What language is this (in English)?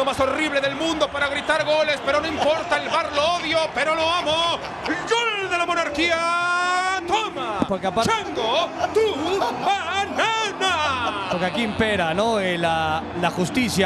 Spanish